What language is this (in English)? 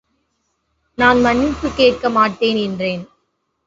Tamil